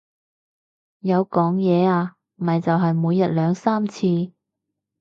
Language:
Cantonese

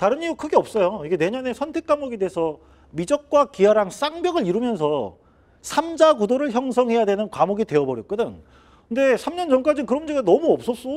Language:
Korean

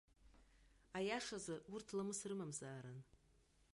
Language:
Abkhazian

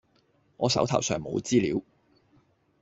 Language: Cantonese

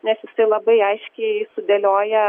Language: Lithuanian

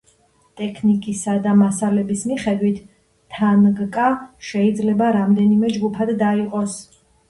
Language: Georgian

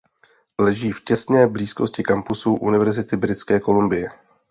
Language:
Czech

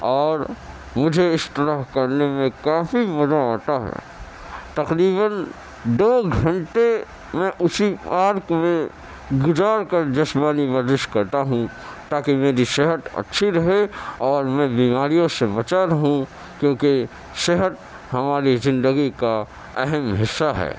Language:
Urdu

